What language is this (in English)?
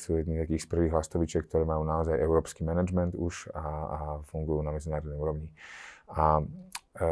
Slovak